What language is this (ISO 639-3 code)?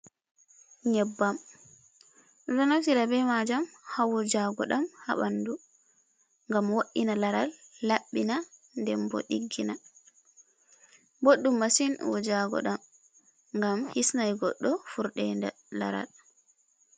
ful